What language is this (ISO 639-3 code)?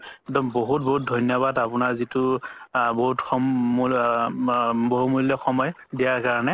asm